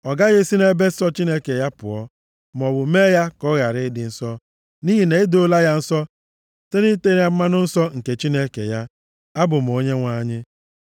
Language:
Igbo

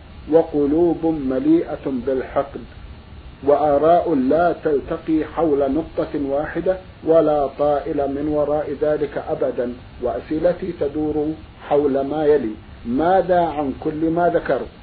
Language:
Arabic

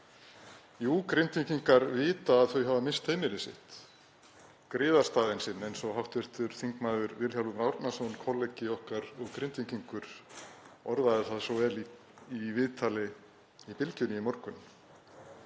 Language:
Icelandic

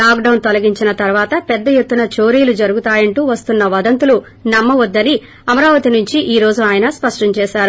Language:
Telugu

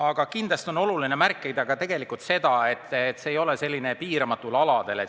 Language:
Estonian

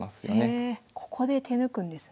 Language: Japanese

